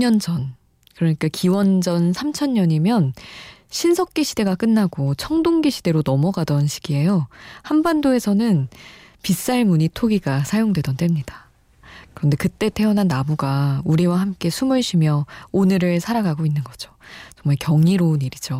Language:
Korean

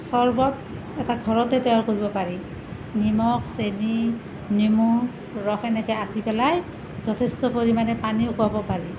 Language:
Assamese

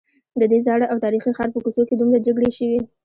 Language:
Pashto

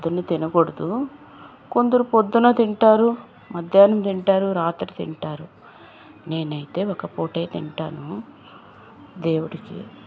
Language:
Telugu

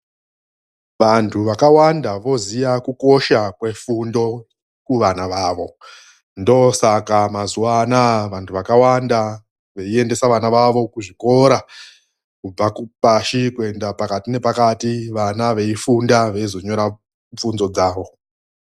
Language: Ndau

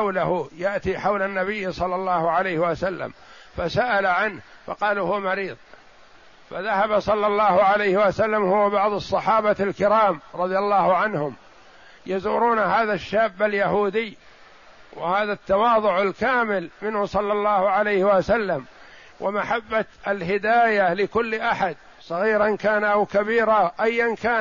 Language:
Arabic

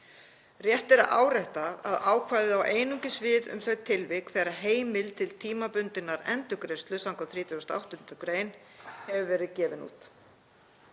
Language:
Icelandic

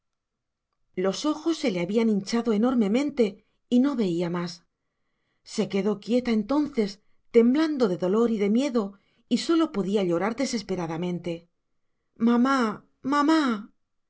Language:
Spanish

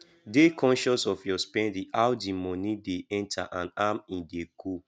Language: Nigerian Pidgin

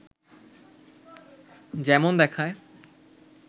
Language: Bangla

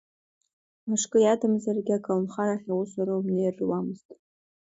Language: Abkhazian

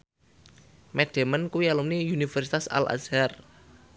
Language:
Javanese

